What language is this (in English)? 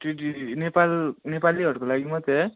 Nepali